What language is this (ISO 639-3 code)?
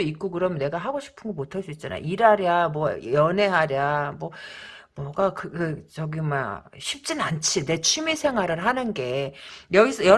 kor